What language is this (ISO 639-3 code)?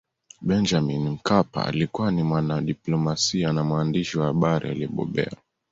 swa